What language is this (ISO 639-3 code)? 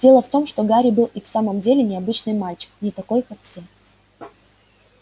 rus